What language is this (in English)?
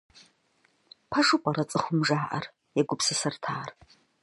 Kabardian